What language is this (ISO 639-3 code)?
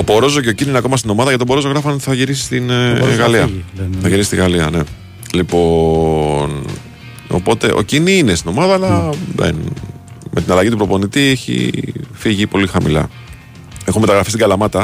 ell